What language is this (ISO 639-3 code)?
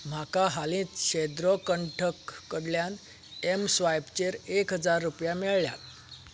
kok